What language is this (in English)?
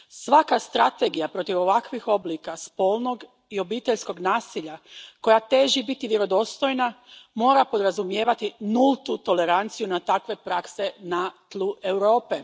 Croatian